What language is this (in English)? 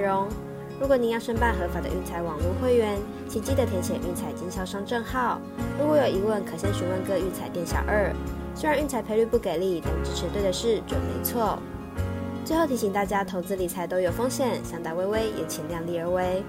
Chinese